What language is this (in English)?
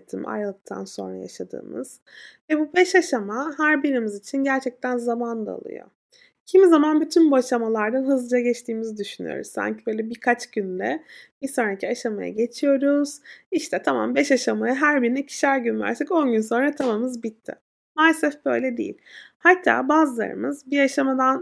Turkish